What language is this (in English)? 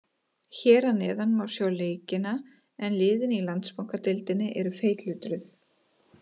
Icelandic